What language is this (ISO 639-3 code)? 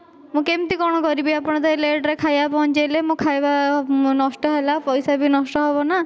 ori